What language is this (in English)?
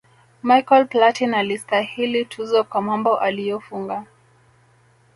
Swahili